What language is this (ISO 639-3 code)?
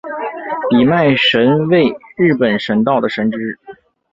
zho